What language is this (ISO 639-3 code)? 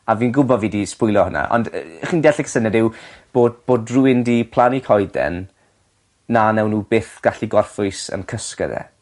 cym